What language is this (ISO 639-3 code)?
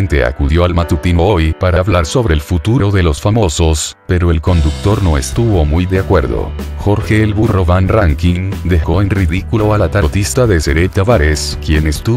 spa